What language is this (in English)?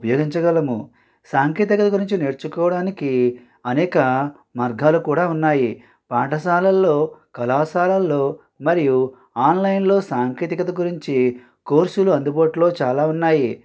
Telugu